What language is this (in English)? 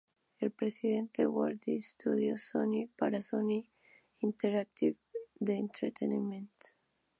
Spanish